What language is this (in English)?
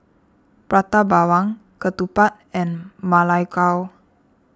English